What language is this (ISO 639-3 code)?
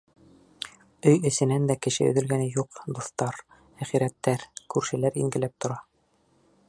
bak